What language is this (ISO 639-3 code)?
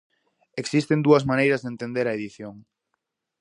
glg